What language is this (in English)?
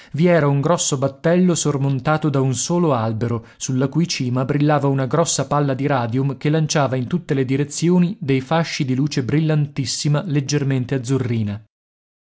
Italian